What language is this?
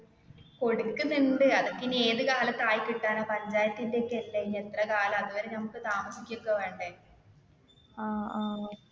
Malayalam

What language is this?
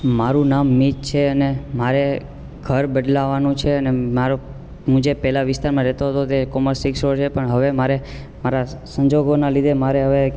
Gujarati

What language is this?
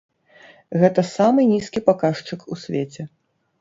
Belarusian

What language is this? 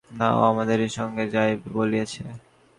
Bangla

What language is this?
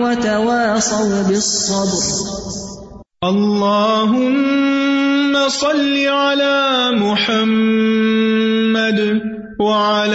Urdu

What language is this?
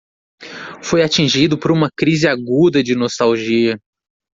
Portuguese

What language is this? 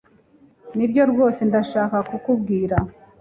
Kinyarwanda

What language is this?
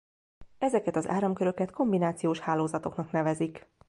Hungarian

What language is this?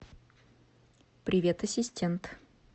Russian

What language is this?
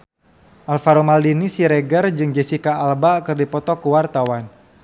Sundanese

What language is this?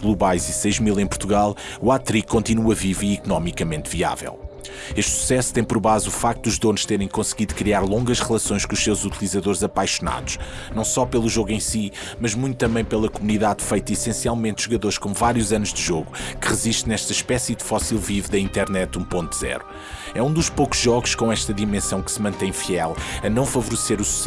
Portuguese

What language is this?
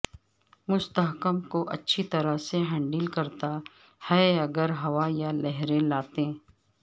Urdu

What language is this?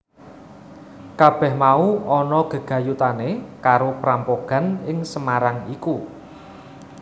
Javanese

